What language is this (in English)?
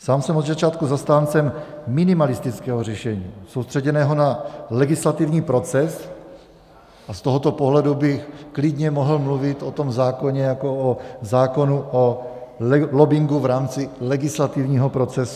Czech